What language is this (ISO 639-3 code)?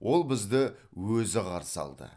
kaz